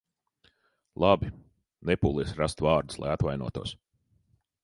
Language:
Latvian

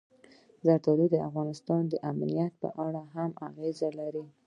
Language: Pashto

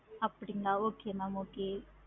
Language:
Tamil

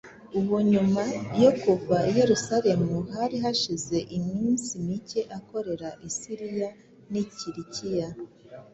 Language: Kinyarwanda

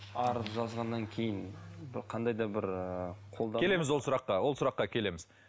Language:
Kazakh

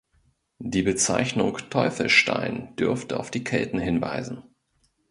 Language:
German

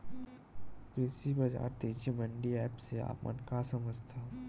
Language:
Chhattisgarhi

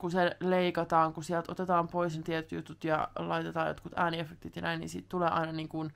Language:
Finnish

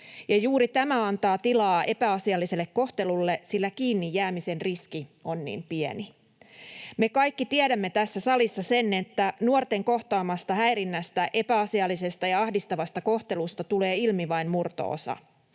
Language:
Finnish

